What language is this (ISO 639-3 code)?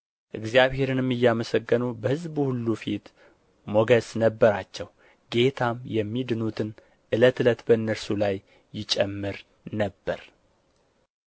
amh